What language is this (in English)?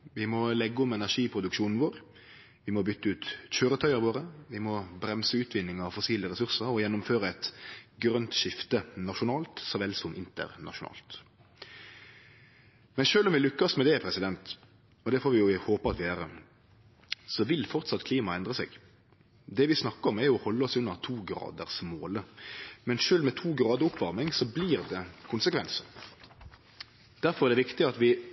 Norwegian Nynorsk